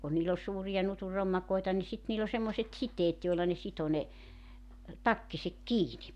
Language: Finnish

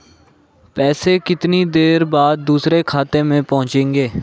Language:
Hindi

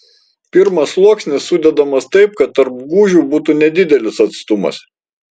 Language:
Lithuanian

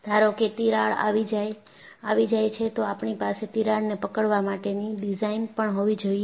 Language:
Gujarati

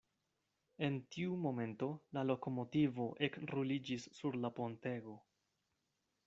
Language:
Esperanto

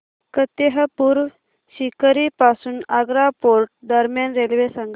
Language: Marathi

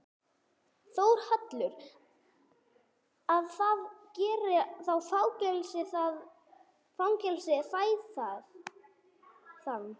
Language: Icelandic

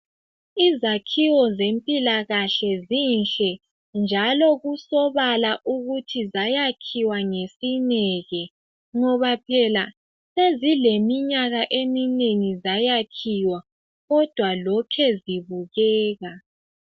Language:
North Ndebele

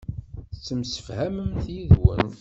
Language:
Kabyle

